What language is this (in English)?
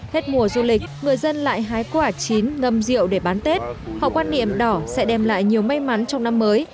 Vietnamese